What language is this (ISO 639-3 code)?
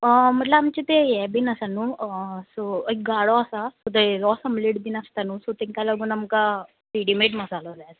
kok